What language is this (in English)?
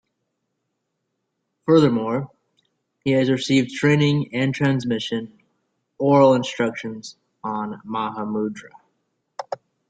English